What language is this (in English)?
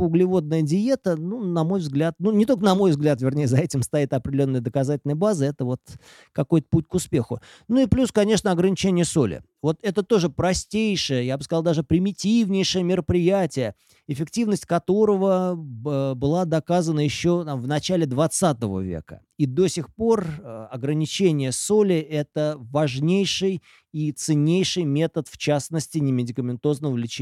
Russian